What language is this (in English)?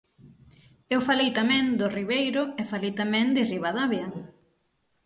Galician